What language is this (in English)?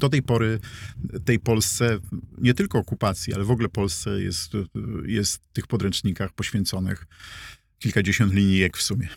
Polish